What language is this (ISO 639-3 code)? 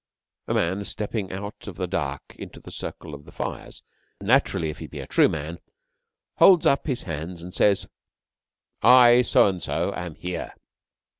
eng